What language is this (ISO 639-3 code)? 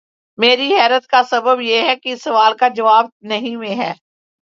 urd